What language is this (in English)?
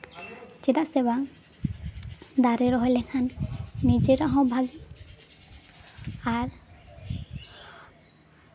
Santali